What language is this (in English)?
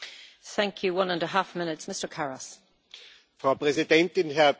German